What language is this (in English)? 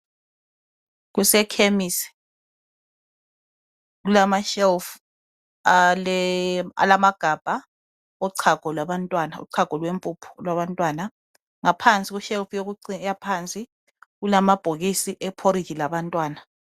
North Ndebele